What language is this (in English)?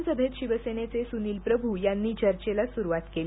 Marathi